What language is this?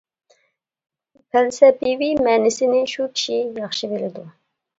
Uyghur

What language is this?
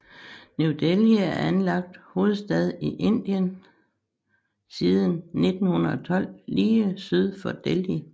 Danish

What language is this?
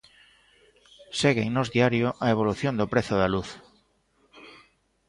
Galician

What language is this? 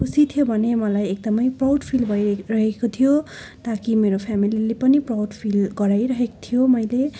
Nepali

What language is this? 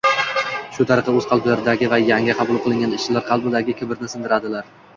Uzbek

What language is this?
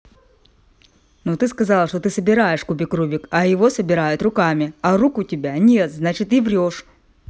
Russian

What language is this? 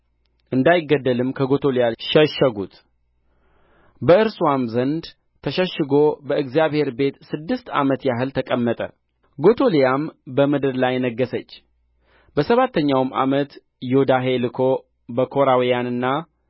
Amharic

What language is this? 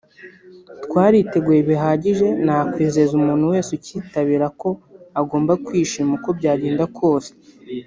Kinyarwanda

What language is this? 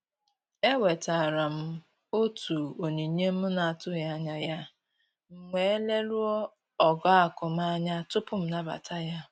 Igbo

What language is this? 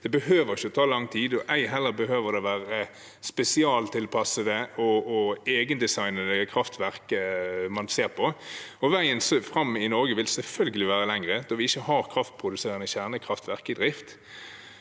Norwegian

